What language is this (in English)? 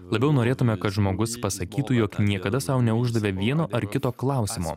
Lithuanian